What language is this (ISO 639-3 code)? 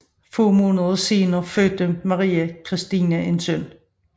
dan